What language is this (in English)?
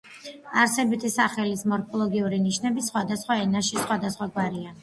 Georgian